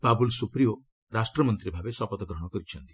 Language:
Odia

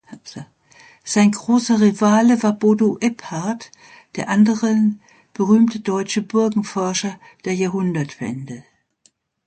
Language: German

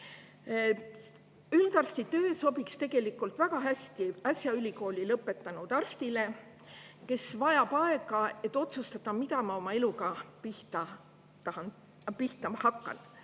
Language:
Estonian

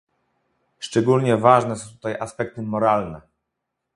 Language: Polish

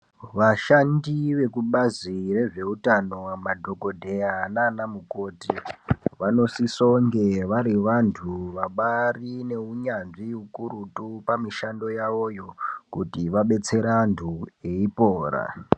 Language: Ndau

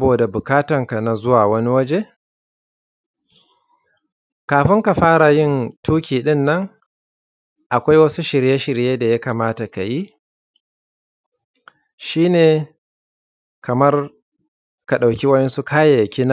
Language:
Hausa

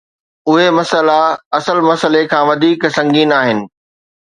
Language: Sindhi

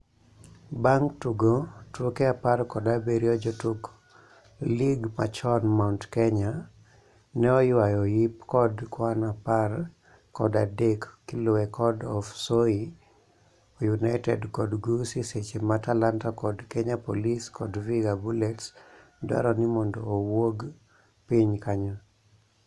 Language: Luo (Kenya and Tanzania)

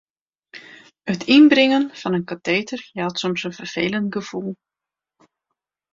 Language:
Western Frisian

